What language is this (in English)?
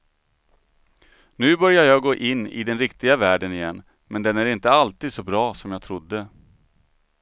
Swedish